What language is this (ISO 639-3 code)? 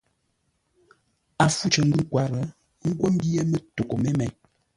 nla